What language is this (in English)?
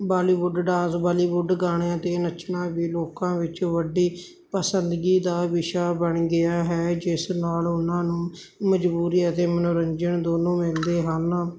Punjabi